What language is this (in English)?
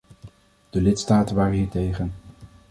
Dutch